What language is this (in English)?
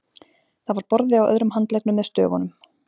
Icelandic